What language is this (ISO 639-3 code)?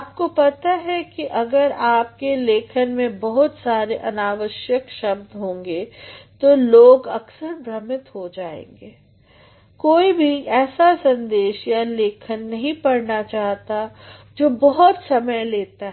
hin